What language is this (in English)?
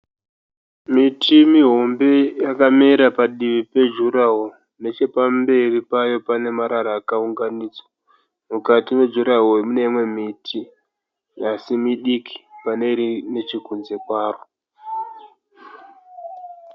Shona